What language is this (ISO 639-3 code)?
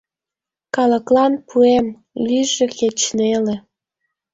chm